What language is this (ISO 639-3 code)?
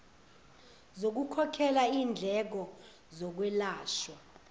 zul